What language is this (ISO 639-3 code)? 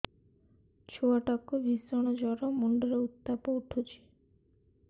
ori